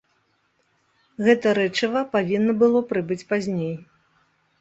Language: Belarusian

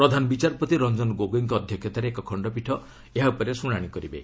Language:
Odia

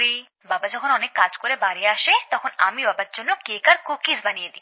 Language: Bangla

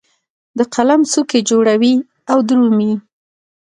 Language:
Pashto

